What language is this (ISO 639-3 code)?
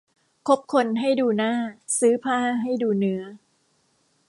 tha